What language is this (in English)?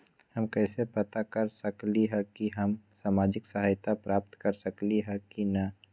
Magahi